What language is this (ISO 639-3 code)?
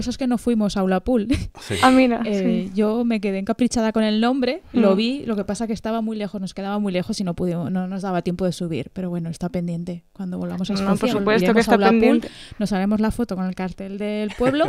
spa